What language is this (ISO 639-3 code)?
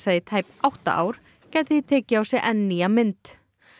isl